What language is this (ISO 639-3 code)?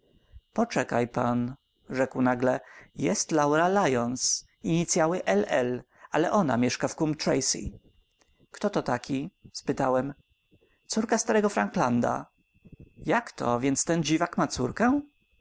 pol